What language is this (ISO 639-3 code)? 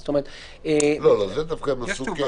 heb